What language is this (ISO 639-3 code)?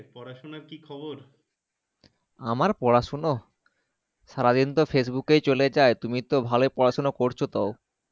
ben